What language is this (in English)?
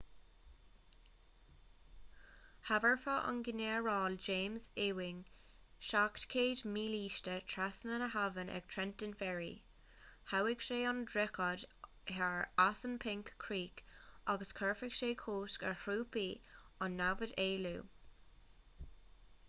Irish